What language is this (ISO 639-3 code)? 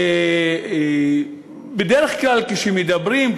heb